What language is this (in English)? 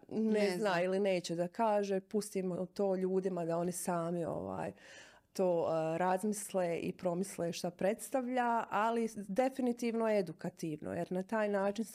Croatian